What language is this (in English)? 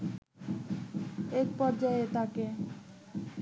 Bangla